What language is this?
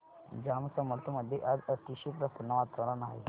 Marathi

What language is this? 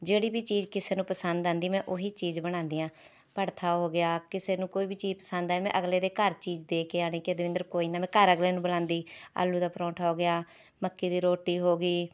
Punjabi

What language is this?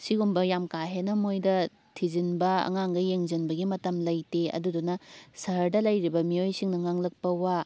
Manipuri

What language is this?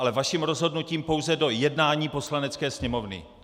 Czech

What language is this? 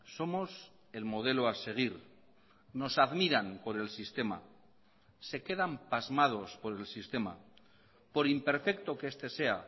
Spanish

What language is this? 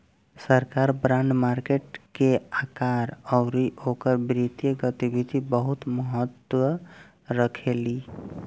Bhojpuri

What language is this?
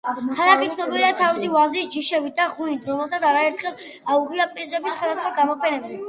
Georgian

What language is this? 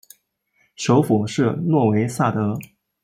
Chinese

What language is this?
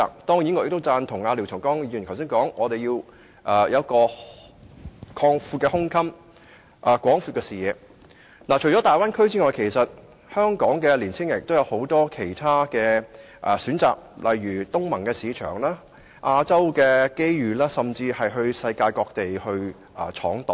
Cantonese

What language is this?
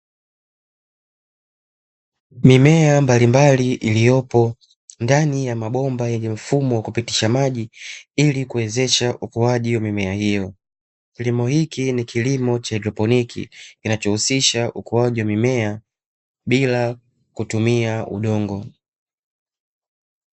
Swahili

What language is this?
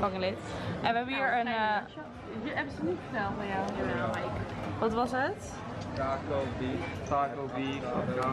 Dutch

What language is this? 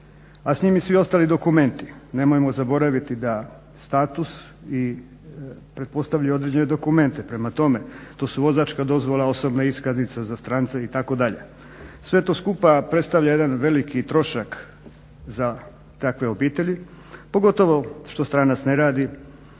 Croatian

